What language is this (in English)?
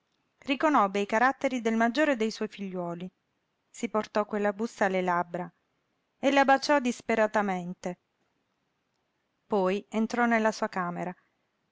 Italian